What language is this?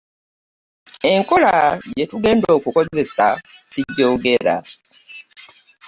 Ganda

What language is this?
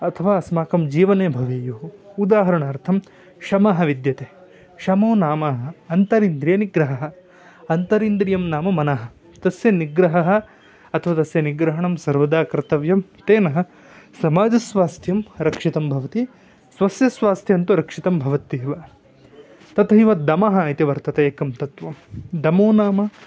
Sanskrit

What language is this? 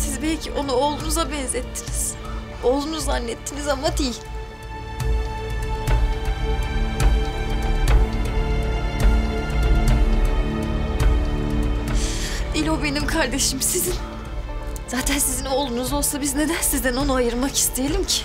Turkish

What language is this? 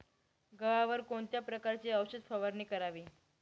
Marathi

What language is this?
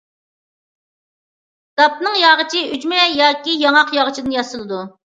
Uyghur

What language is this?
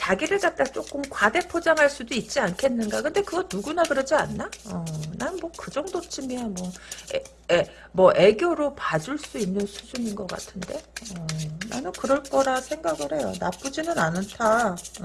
Korean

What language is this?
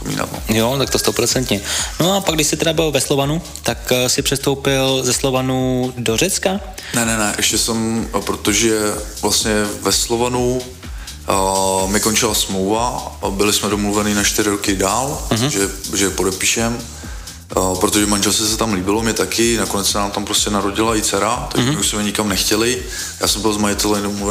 Czech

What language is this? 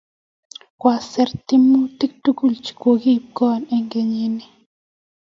Kalenjin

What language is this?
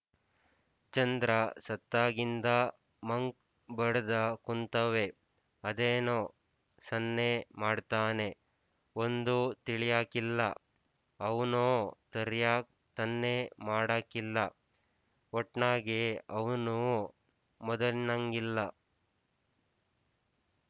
Kannada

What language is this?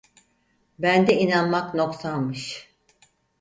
Turkish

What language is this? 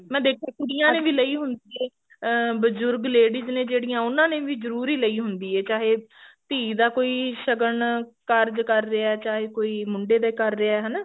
Punjabi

